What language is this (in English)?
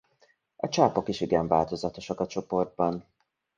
Hungarian